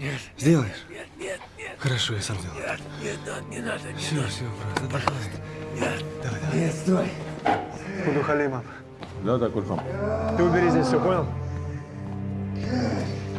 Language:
Russian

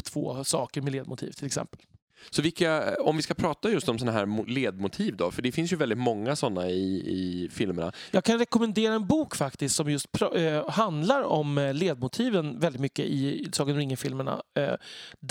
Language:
Swedish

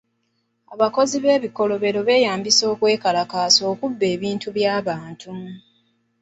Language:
Ganda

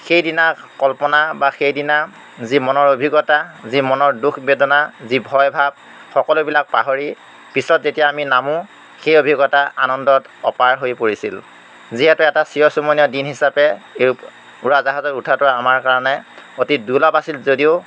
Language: Assamese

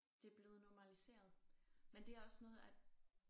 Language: Danish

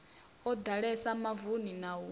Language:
Venda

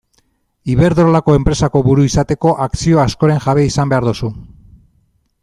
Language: Basque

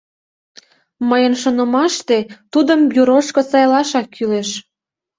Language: Mari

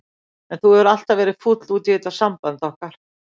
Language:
Icelandic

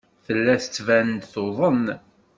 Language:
Kabyle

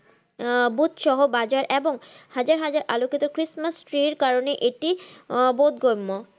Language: Bangla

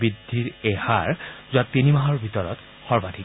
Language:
Assamese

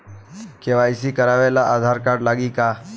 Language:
Bhojpuri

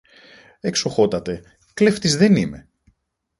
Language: Greek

